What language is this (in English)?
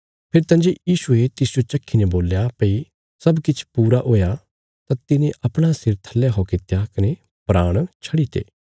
Bilaspuri